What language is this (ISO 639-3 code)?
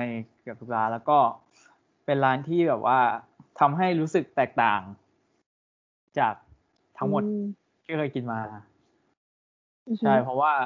tha